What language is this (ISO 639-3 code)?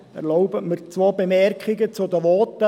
gsw